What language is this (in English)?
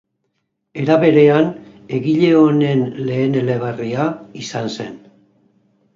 Basque